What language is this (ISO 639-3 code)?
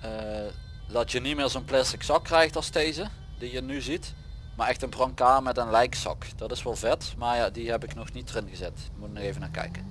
nld